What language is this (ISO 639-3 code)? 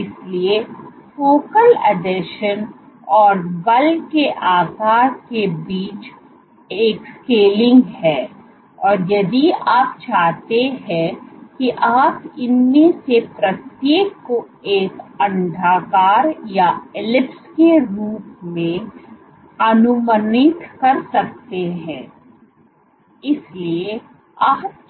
hin